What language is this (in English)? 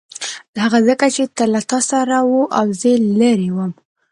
Pashto